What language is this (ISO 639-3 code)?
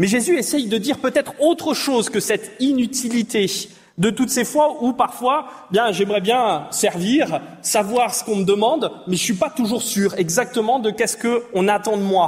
fra